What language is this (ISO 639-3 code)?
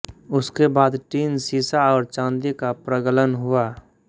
hin